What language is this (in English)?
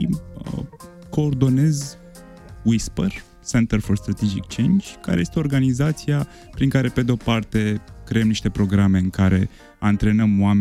Romanian